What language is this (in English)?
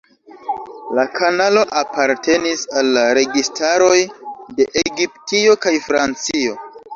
Esperanto